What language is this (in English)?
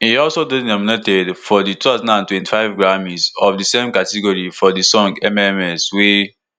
Nigerian Pidgin